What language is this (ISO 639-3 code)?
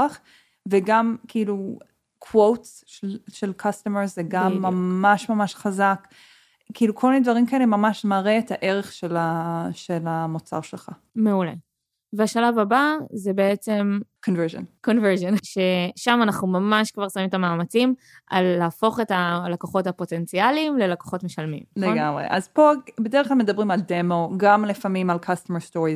heb